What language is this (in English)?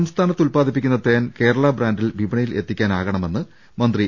Malayalam